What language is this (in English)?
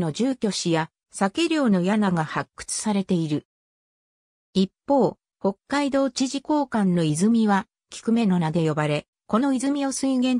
Japanese